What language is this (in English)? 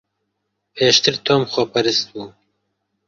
Central Kurdish